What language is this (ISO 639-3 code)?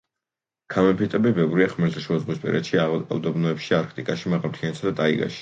kat